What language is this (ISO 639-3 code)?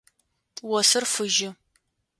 ady